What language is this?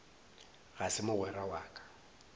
Northern Sotho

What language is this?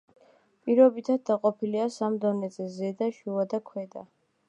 Georgian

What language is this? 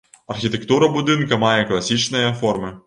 Belarusian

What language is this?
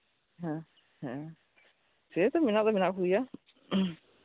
Santali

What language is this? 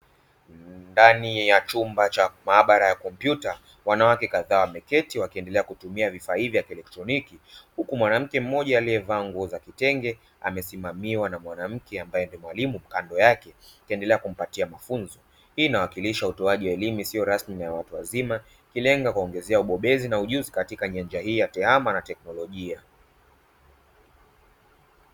Swahili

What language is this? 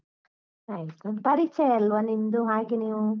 Kannada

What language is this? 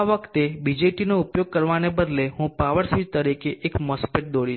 Gujarati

